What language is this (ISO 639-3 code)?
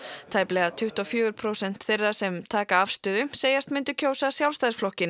isl